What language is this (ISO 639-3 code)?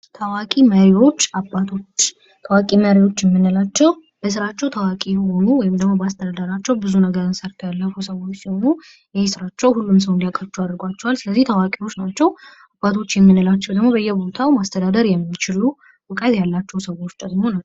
amh